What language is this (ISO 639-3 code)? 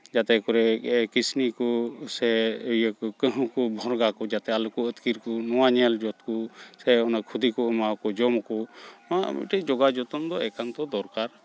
sat